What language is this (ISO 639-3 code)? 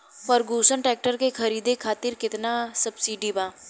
bho